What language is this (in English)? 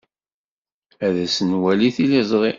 Kabyle